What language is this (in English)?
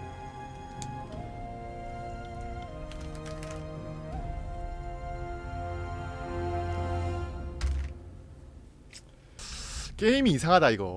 Korean